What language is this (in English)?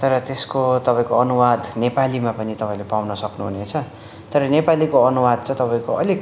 Nepali